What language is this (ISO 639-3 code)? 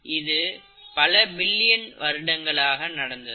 tam